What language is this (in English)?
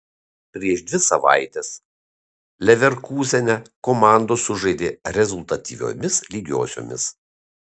Lithuanian